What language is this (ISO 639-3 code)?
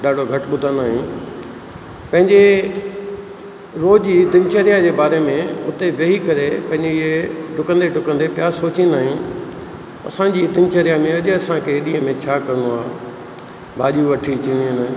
snd